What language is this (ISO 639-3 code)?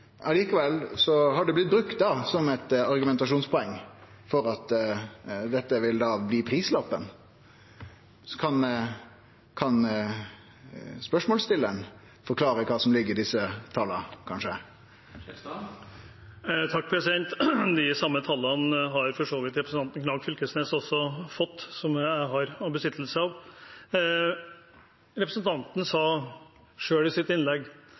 nor